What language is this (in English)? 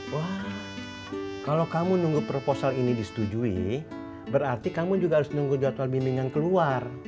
Indonesian